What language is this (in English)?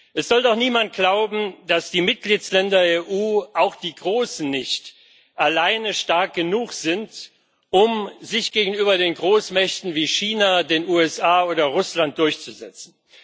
German